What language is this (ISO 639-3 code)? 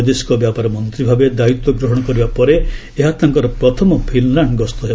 ori